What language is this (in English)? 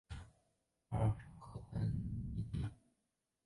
Chinese